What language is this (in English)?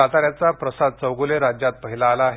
Marathi